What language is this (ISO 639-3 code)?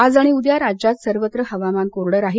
mar